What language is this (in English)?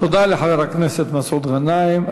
Hebrew